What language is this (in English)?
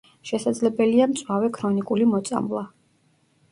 Georgian